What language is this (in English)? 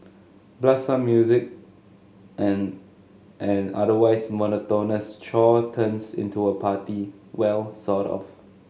English